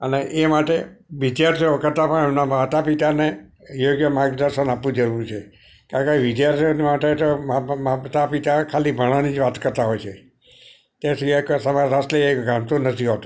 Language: Gujarati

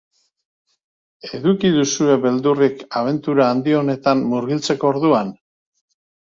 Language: Basque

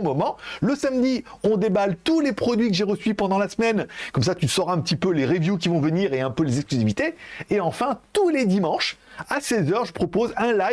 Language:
French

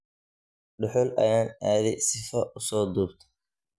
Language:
Somali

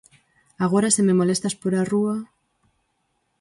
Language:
Galician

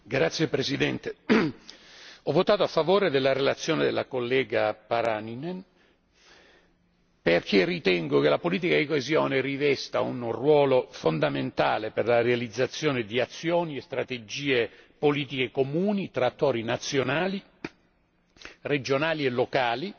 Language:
Italian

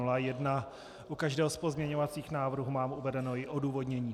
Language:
Czech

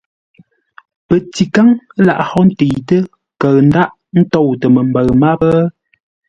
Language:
Ngombale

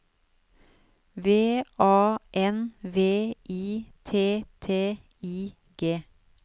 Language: Norwegian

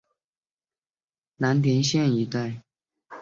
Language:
Chinese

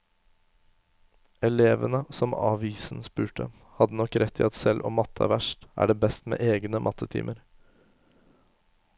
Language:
Norwegian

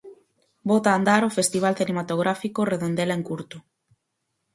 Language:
Galician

